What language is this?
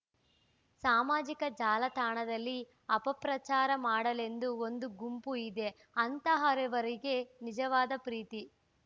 Kannada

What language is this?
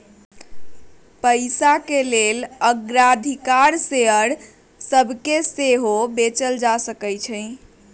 Magahi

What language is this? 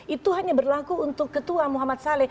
Indonesian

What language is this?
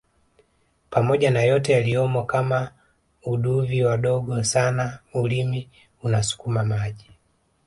Swahili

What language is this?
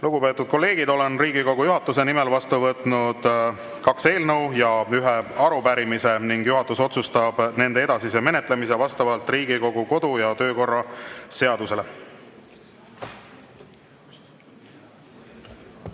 Estonian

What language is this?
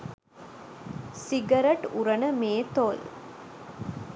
Sinhala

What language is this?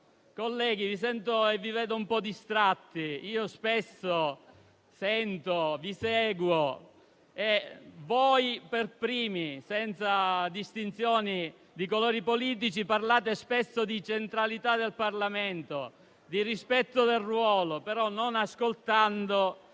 Italian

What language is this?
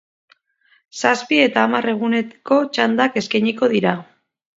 Basque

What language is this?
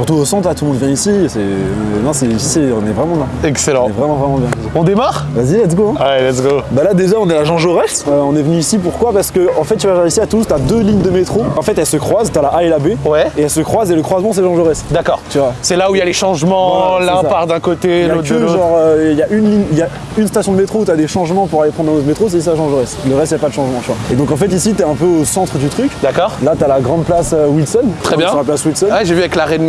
French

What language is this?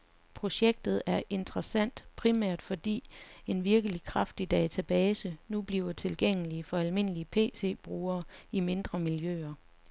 Danish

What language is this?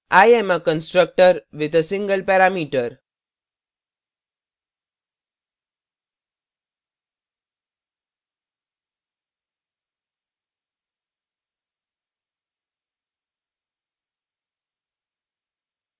Hindi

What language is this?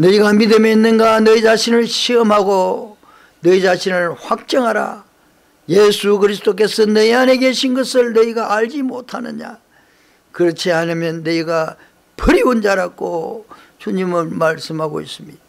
Korean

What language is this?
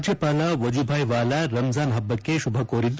Kannada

